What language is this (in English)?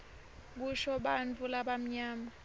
Swati